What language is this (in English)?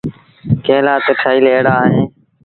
Sindhi Bhil